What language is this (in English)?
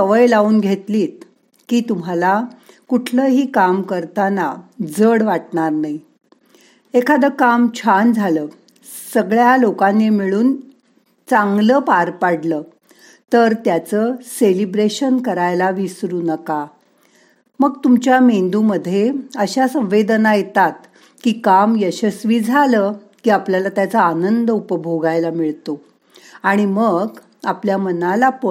Marathi